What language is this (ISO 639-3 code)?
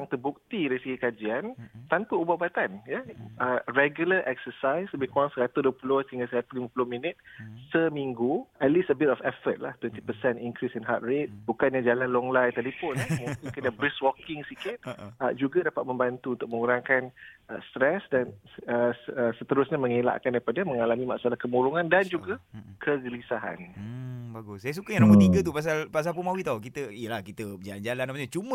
msa